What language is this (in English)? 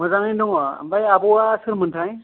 Bodo